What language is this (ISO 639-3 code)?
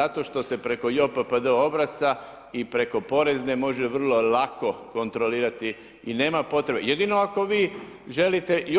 hrv